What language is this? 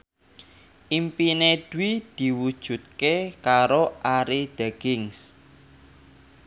Javanese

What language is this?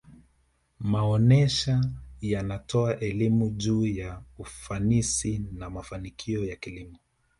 Swahili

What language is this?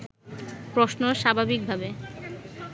Bangla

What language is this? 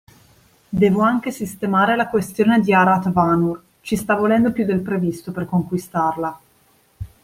Italian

